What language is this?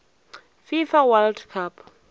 Northern Sotho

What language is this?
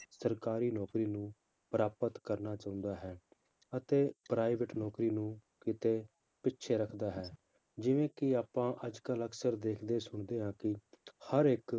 Punjabi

